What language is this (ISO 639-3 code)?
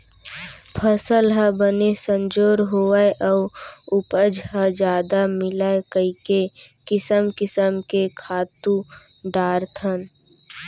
hne